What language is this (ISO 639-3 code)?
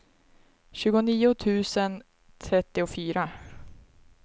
swe